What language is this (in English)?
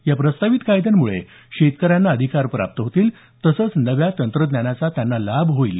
Marathi